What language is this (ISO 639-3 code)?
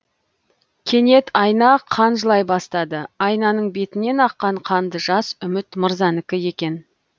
kaz